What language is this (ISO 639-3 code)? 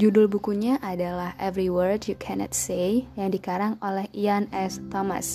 ind